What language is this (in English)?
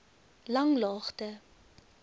Afrikaans